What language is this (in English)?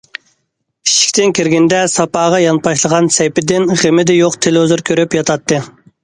Uyghur